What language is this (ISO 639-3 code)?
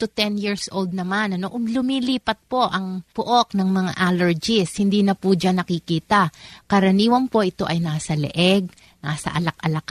fil